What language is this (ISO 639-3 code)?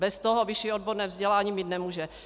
ces